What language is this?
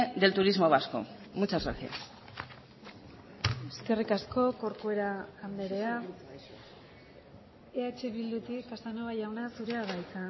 Basque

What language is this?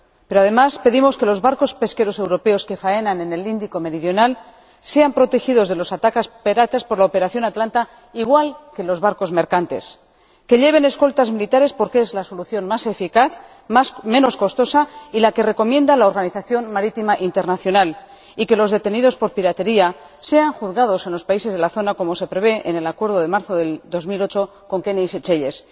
Spanish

